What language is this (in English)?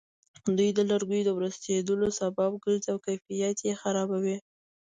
Pashto